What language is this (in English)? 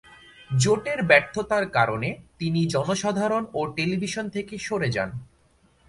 Bangla